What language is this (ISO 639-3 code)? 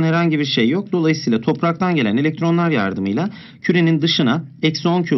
tur